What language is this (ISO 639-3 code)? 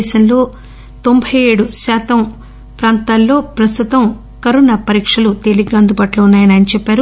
tel